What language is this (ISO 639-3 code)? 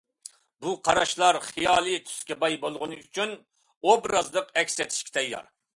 uig